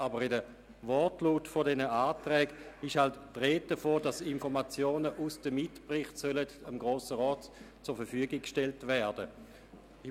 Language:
Swiss German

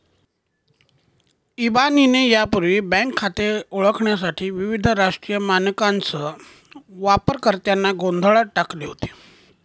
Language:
Marathi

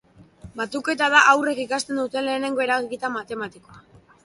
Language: Basque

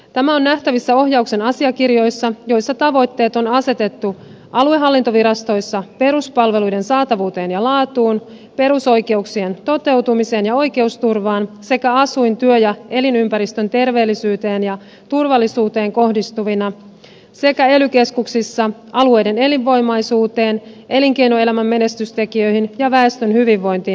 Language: Finnish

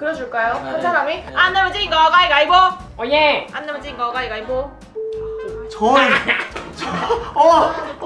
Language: Korean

